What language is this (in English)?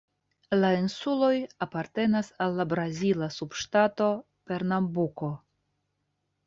Esperanto